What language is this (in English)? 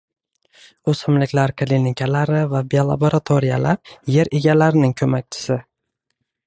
Uzbek